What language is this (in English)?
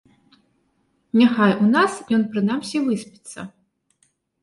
Belarusian